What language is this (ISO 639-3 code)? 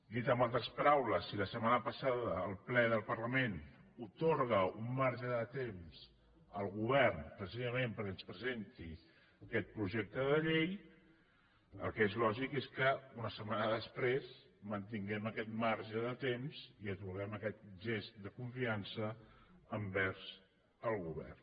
cat